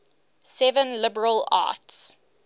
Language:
English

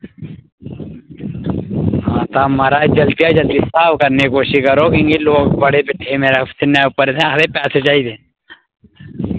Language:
Dogri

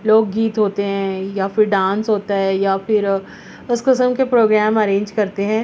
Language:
Urdu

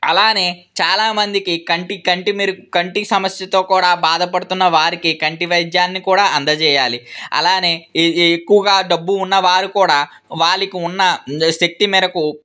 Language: Telugu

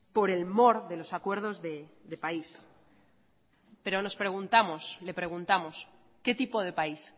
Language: Spanish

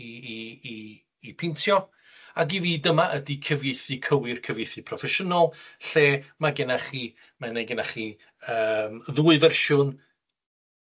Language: Welsh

